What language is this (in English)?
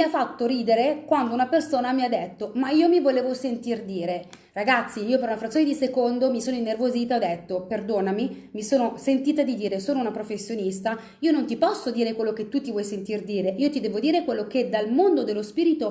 Italian